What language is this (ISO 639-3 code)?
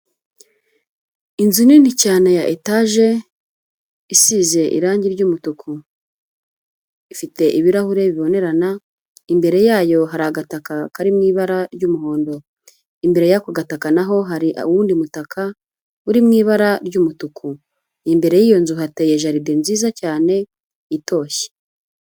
kin